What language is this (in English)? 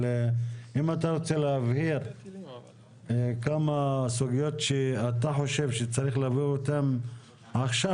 Hebrew